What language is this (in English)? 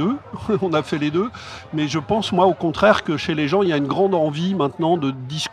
French